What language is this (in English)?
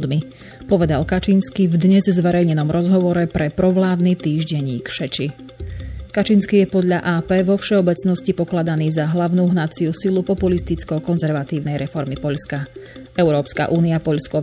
Slovak